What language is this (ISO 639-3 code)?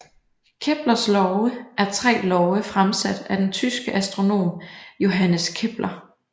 dan